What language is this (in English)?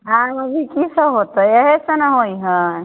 Maithili